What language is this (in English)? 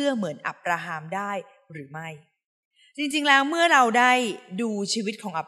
Thai